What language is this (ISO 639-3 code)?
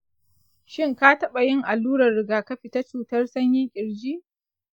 hau